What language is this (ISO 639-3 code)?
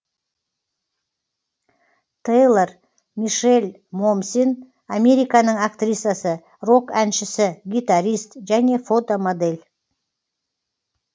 kaz